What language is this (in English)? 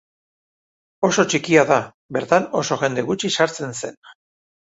Basque